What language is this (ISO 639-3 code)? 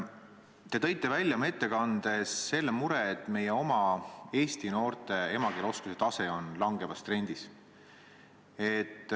est